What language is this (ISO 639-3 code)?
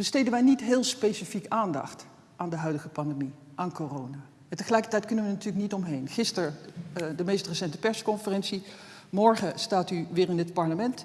nld